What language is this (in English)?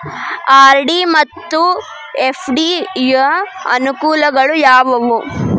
Kannada